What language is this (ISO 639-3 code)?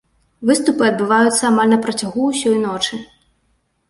bel